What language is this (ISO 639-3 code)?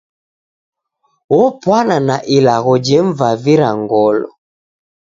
dav